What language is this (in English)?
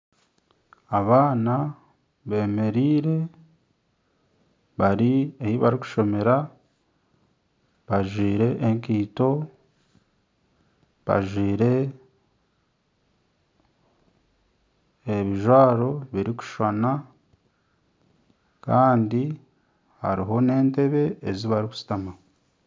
Nyankole